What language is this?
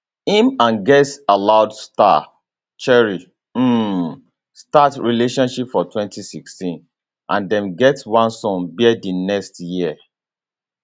Nigerian Pidgin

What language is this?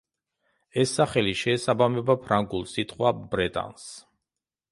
Georgian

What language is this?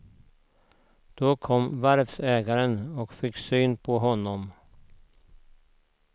Swedish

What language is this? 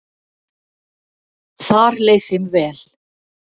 Icelandic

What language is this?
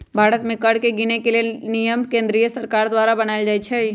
Magahi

